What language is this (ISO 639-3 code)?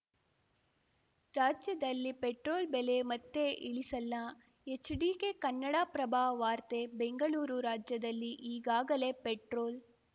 kan